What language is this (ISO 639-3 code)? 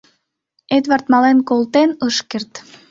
chm